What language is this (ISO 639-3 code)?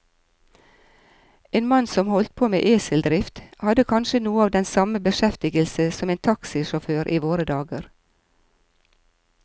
nor